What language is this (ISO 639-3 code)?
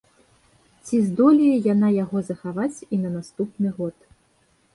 bel